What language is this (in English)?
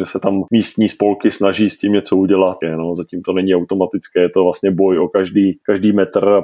Czech